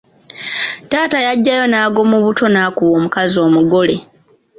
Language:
Ganda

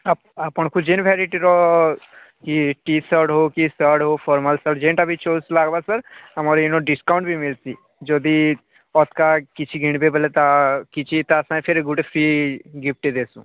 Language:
Odia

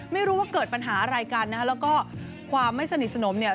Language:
Thai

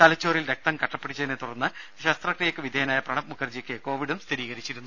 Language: Malayalam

